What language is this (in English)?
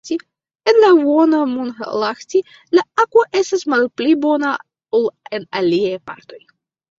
Esperanto